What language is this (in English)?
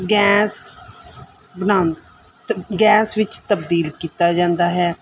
Punjabi